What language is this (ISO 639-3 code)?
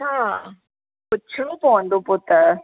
snd